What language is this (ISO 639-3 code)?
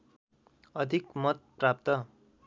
nep